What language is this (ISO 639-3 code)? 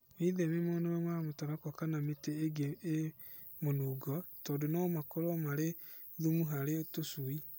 kik